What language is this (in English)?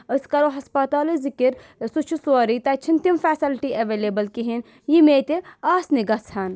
Kashmiri